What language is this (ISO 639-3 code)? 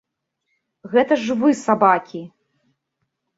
bel